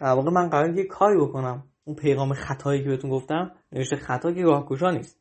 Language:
Persian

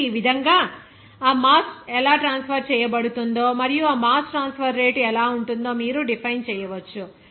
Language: Telugu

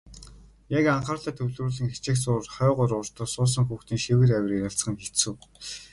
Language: Mongolian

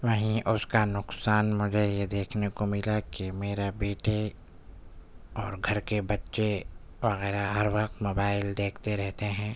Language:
Urdu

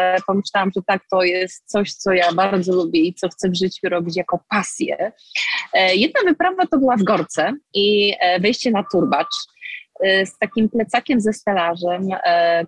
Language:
Polish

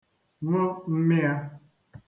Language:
Igbo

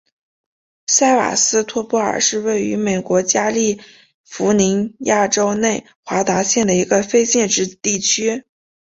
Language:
Chinese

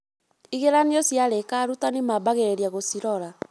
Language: Kikuyu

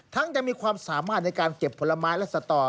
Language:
Thai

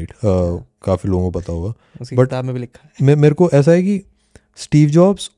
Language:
Hindi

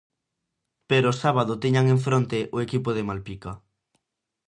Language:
Galician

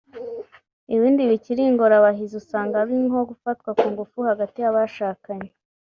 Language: Kinyarwanda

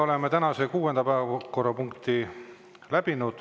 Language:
Estonian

